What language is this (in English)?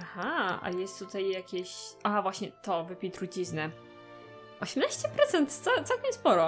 Polish